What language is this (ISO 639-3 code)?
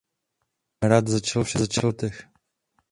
ces